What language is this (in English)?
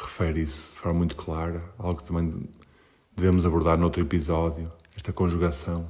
Portuguese